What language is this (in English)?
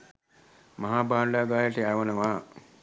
Sinhala